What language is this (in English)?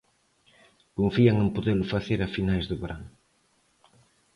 Galician